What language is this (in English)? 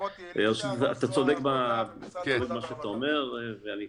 Hebrew